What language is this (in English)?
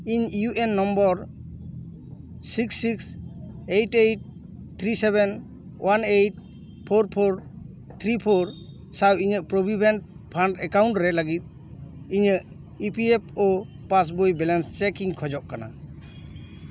Santali